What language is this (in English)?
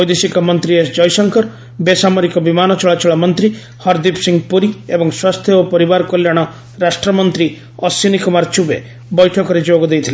Odia